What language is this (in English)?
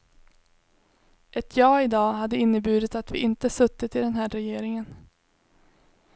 Swedish